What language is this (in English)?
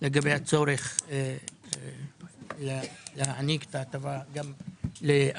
Hebrew